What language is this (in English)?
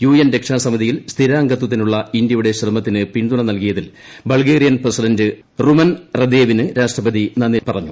Malayalam